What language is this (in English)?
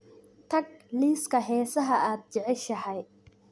Somali